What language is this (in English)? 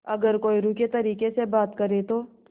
Hindi